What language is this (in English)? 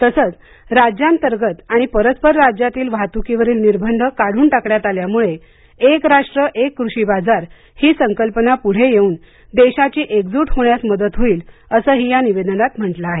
Marathi